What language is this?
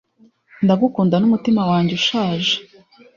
Kinyarwanda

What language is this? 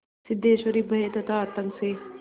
Hindi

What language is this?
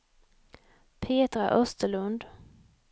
Swedish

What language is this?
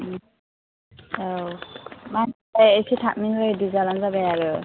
Bodo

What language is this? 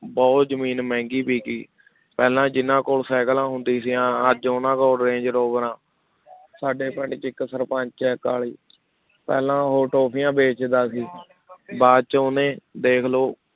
Punjabi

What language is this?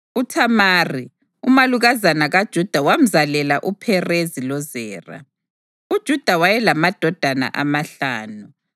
North Ndebele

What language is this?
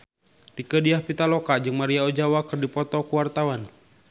Sundanese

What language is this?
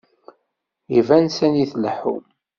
Kabyle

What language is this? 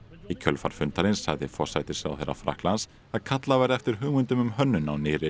Icelandic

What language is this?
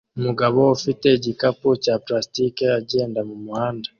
Kinyarwanda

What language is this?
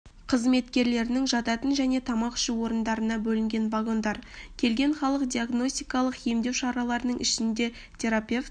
Kazakh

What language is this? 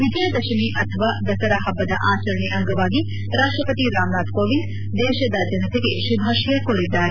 Kannada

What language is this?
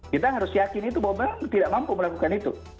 Indonesian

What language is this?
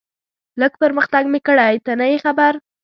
Pashto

